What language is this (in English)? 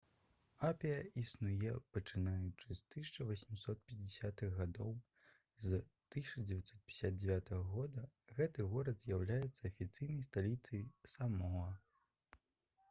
Belarusian